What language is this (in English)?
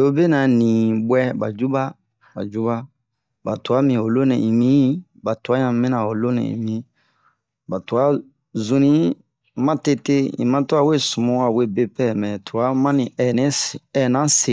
Bomu